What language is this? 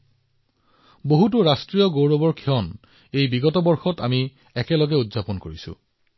Assamese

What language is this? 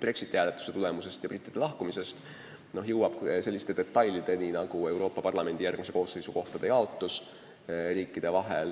Estonian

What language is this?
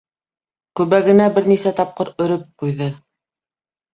Bashkir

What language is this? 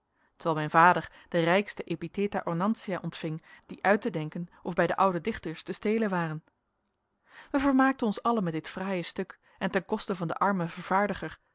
Dutch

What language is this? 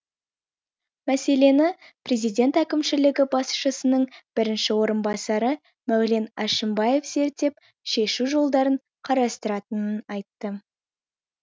Kazakh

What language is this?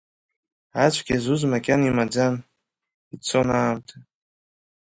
Abkhazian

